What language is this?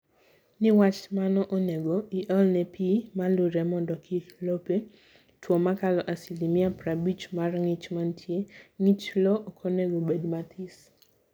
Luo (Kenya and Tanzania)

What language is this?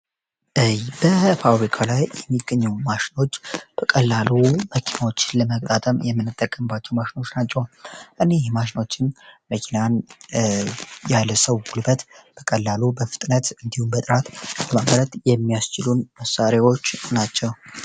Amharic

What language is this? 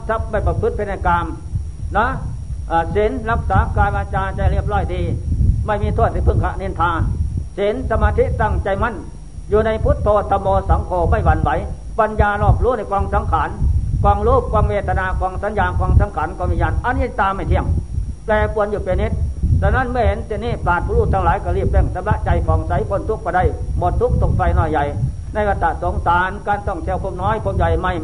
Thai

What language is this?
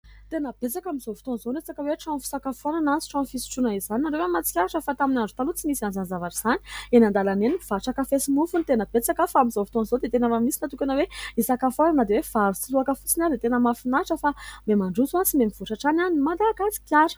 Malagasy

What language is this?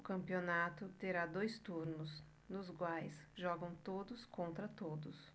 Portuguese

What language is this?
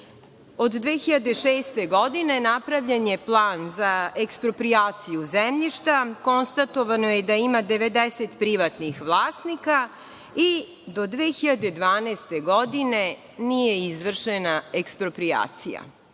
Serbian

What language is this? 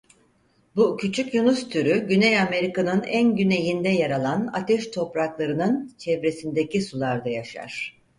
Turkish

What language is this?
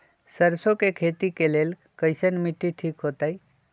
Magahi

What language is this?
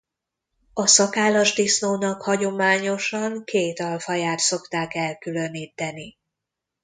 Hungarian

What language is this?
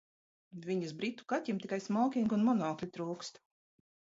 Latvian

